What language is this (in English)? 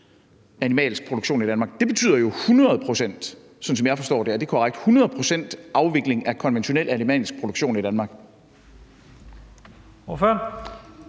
Danish